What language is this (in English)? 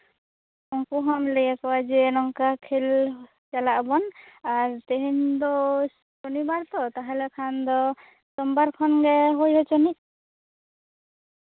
Santali